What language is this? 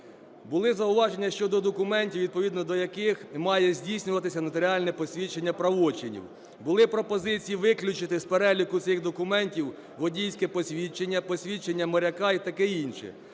Ukrainian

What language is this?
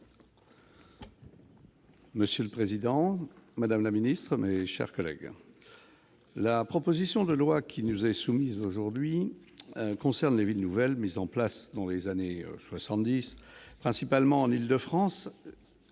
French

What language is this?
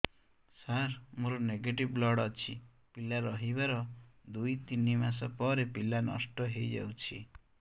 Odia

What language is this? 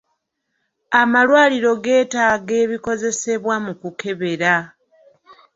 Ganda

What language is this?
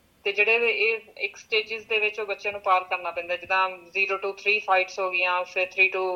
Punjabi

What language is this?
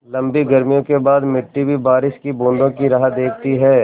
Hindi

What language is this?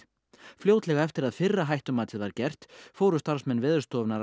Icelandic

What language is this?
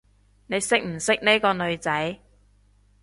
Cantonese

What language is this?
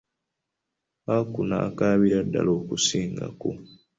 Ganda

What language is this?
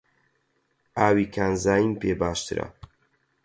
Central Kurdish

